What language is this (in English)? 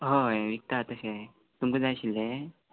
Konkani